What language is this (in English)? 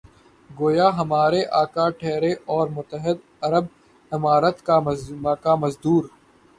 Urdu